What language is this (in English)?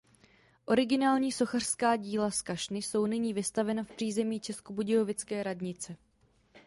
Czech